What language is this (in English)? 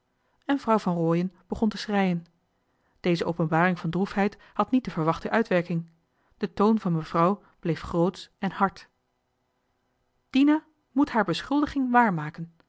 Dutch